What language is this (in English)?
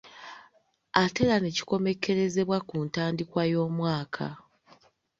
Ganda